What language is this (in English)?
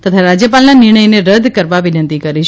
Gujarati